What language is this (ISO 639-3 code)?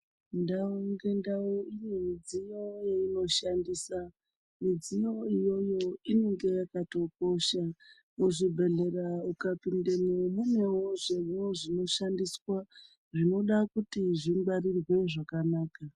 ndc